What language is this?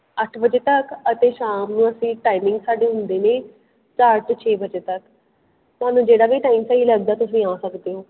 Punjabi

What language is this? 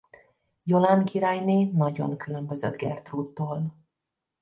Hungarian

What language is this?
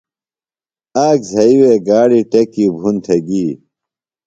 Phalura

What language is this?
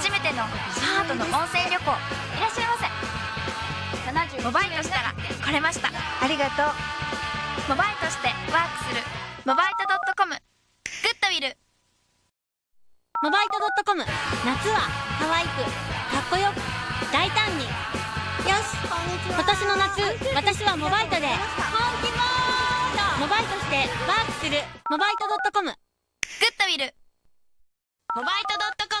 Japanese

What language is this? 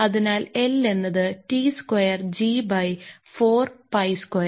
Malayalam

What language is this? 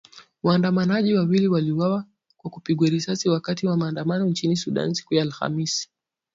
Swahili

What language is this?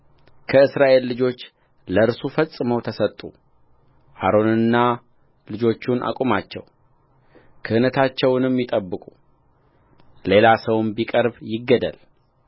Amharic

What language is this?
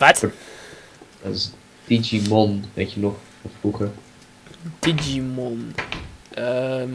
Dutch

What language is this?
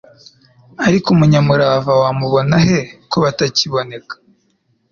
Kinyarwanda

